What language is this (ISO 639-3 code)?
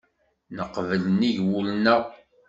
kab